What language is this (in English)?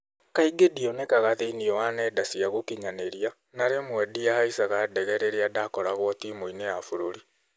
Kikuyu